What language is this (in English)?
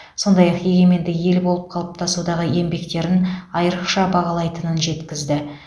Kazakh